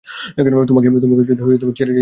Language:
Bangla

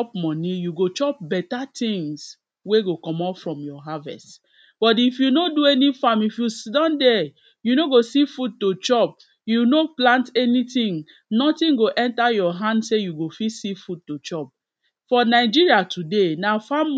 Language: Nigerian Pidgin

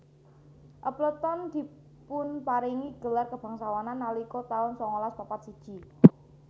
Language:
Javanese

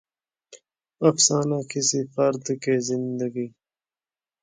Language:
Urdu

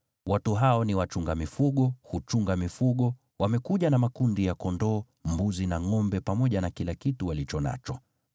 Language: Swahili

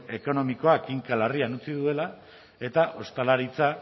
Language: Basque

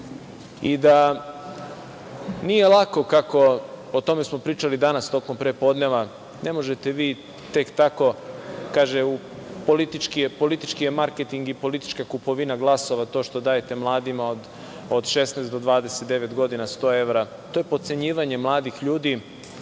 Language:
Serbian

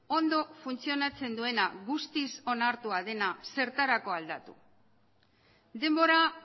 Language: Basque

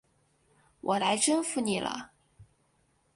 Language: Chinese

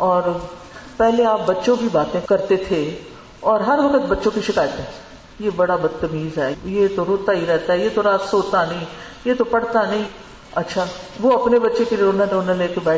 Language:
Urdu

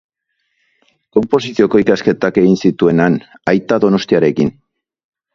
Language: Basque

